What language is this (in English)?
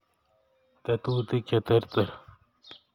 Kalenjin